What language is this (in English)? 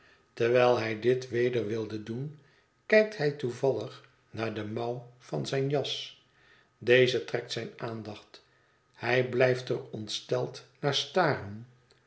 Dutch